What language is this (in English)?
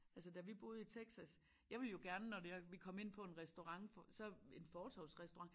Danish